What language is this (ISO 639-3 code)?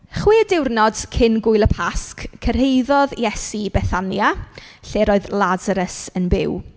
cym